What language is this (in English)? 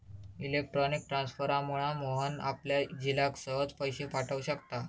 Marathi